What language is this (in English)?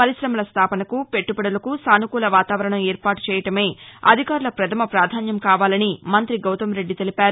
Telugu